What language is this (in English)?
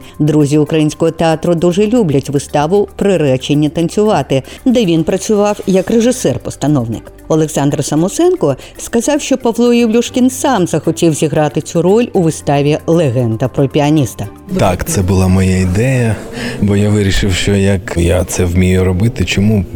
Ukrainian